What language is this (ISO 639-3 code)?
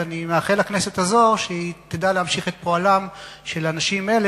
heb